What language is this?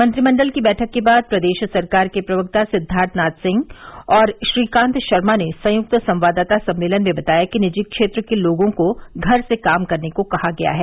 Hindi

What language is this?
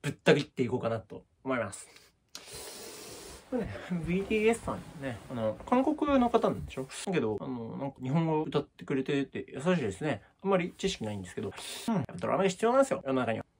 Japanese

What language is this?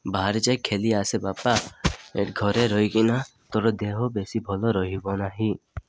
Odia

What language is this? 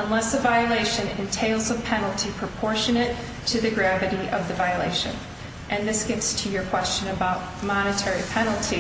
English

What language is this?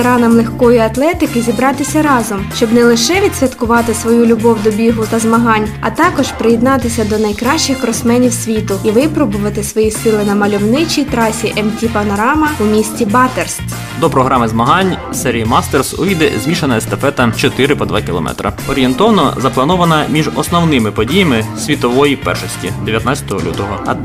Ukrainian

